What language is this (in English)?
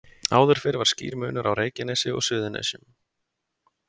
Icelandic